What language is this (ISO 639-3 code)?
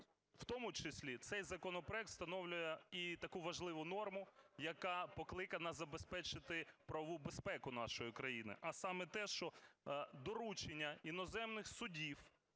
ukr